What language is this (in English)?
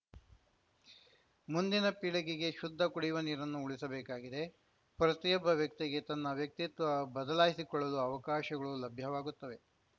Kannada